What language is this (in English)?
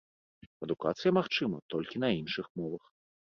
Belarusian